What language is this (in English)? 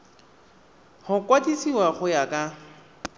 Tswana